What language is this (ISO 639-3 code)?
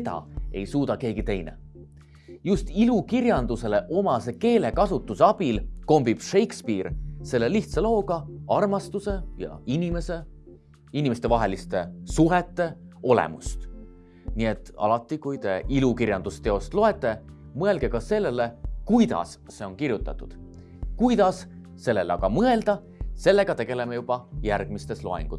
est